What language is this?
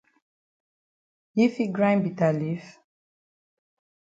Cameroon Pidgin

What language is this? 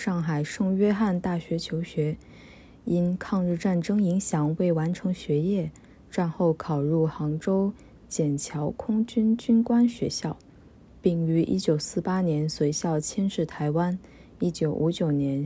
Chinese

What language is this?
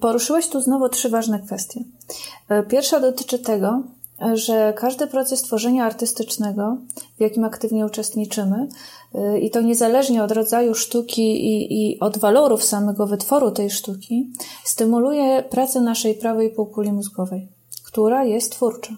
Polish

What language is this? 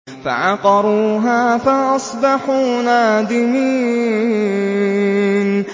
Arabic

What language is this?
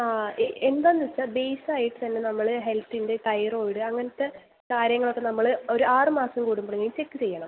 Malayalam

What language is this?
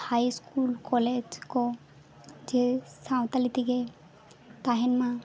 Santali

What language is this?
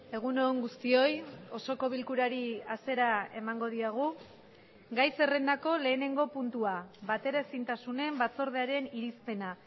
Basque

